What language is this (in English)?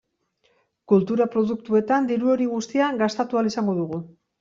Basque